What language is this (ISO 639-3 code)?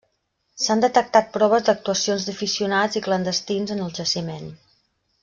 cat